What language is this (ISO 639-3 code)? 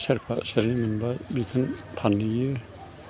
brx